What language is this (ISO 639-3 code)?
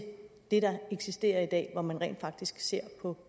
dan